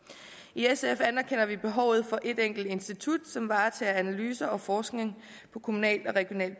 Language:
Danish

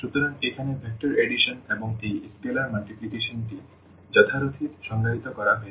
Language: Bangla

